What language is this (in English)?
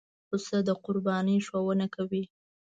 Pashto